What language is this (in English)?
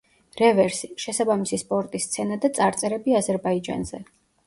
Georgian